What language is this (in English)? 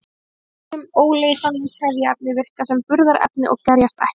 Icelandic